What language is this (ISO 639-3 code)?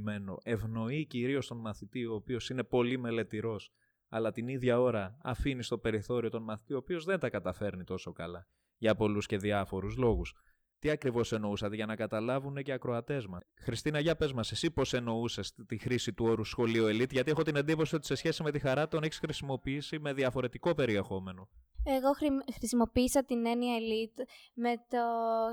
ell